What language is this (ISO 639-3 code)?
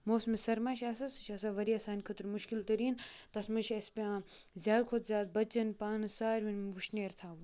kas